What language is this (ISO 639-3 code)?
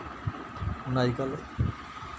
doi